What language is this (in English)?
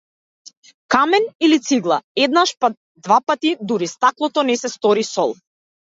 Macedonian